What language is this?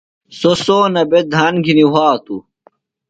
Phalura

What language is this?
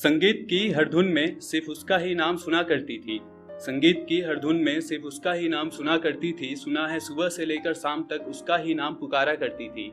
Hindi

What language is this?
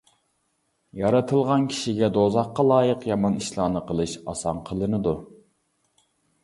Uyghur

